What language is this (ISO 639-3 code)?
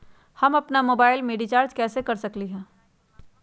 mag